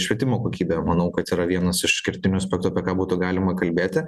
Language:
Lithuanian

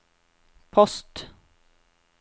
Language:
Norwegian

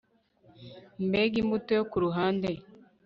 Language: Kinyarwanda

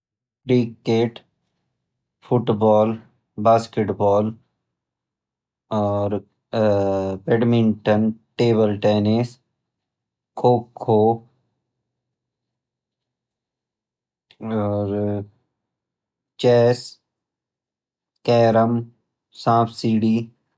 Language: Garhwali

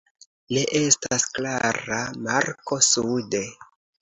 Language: Esperanto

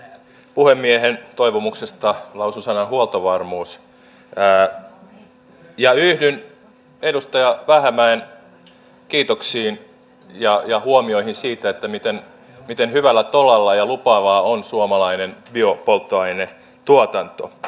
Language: Finnish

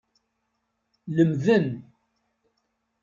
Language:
Kabyle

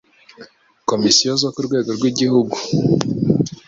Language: Kinyarwanda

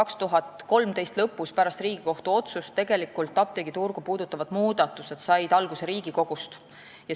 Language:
Estonian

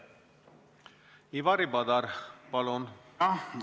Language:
Estonian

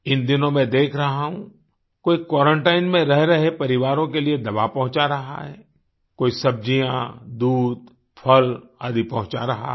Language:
Hindi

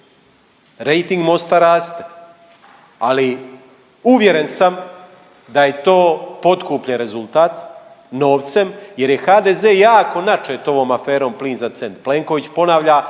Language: Croatian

